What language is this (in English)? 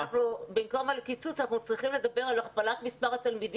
Hebrew